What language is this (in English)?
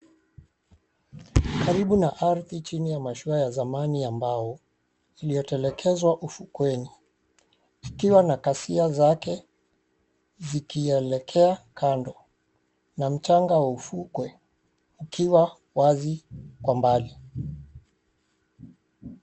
Swahili